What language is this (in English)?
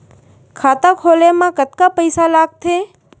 Chhattisgarhi